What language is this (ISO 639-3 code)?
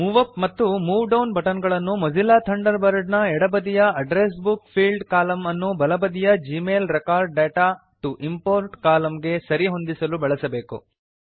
kan